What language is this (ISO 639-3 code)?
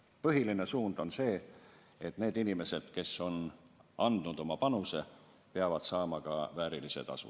est